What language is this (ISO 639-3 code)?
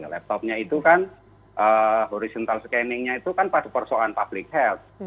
ind